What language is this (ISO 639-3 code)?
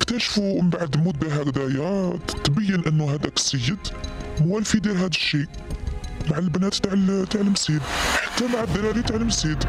ara